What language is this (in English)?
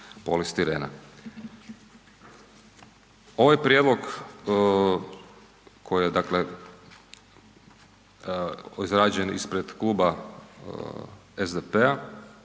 Croatian